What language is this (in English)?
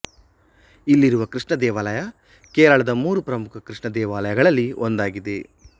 Kannada